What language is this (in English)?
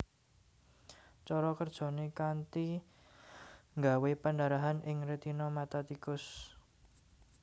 Javanese